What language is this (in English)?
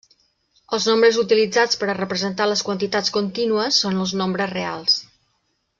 Catalan